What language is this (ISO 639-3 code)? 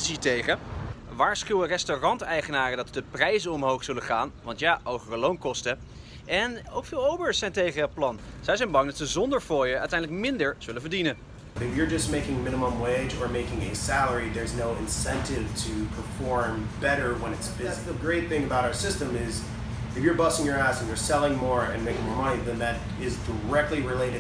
nld